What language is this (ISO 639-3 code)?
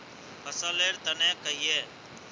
mag